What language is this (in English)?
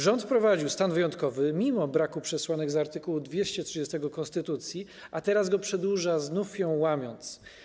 Polish